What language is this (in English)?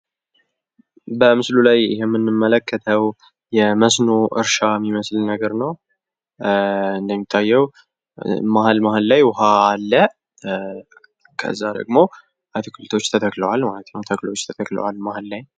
Amharic